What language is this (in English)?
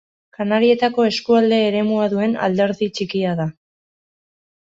Basque